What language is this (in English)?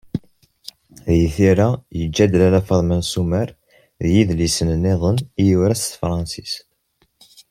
Kabyle